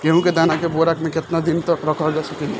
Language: Bhojpuri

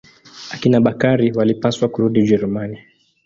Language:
Swahili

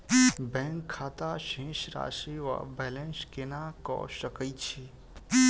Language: Maithili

